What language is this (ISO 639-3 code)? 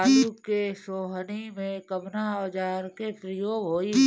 bho